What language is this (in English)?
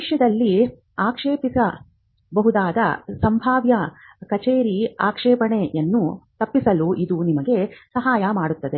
Kannada